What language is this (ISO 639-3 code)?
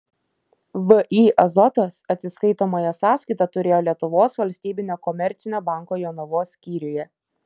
lit